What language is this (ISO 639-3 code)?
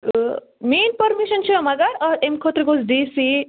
kas